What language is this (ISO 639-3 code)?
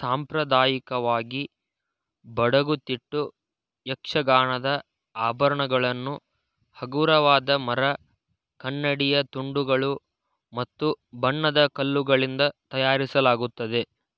kan